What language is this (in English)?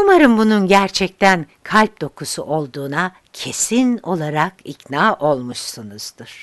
Turkish